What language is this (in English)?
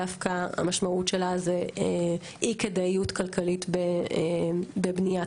Hebrew